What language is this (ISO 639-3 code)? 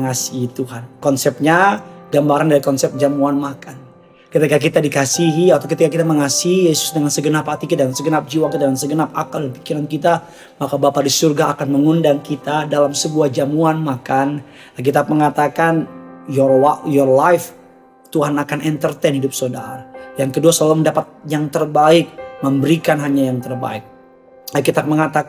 ind